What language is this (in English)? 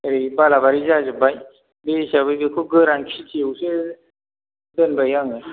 Bodo